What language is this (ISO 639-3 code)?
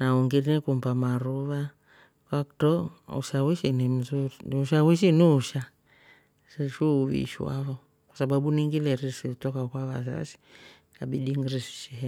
rof